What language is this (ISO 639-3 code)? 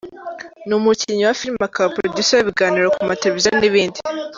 kin